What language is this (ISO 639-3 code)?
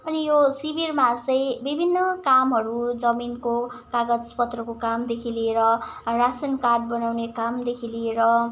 nep